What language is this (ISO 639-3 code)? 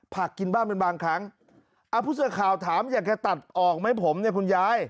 tha